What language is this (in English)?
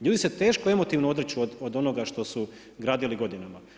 Croatian